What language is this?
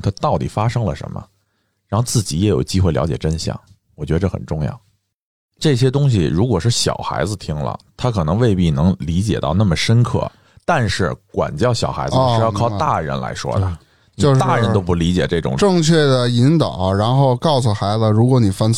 Chinese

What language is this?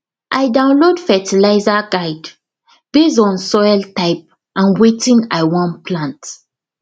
Nigerian Pidgin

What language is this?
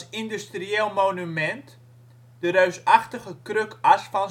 Dutch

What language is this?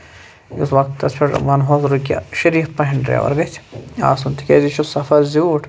Kashmiri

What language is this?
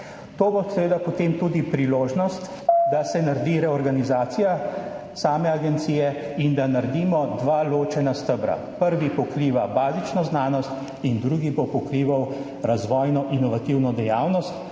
Slovenian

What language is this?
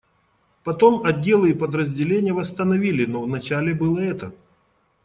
Russian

